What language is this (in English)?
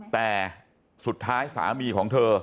Thai